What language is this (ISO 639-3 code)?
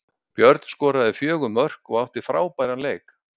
isl